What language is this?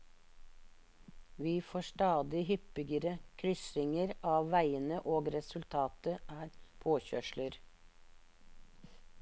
Norwegian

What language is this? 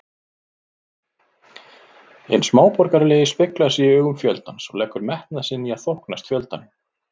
Icelandic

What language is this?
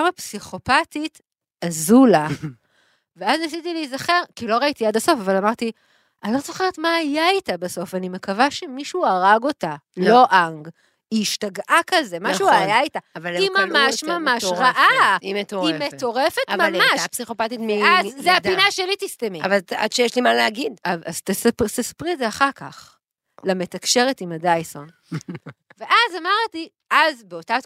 Hebrew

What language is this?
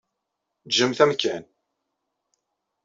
Kabyle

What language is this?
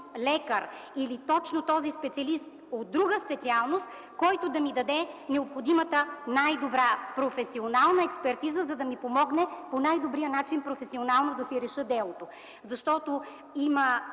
Bulgarian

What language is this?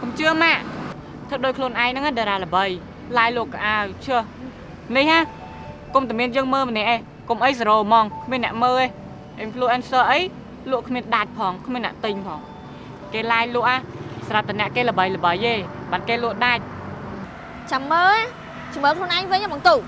Vietnamese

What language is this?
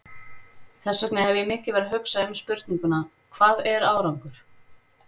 Icelandic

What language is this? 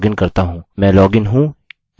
Hindi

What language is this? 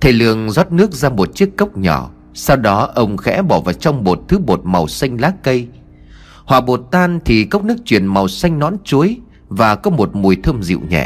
Vietnamese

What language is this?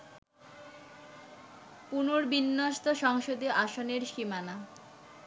Bangla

